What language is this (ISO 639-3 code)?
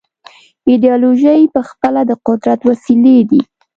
pus